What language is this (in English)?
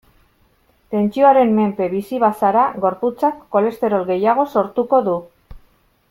Basque